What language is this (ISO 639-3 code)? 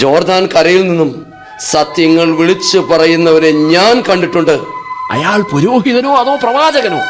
mal